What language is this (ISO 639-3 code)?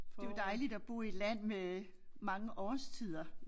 dan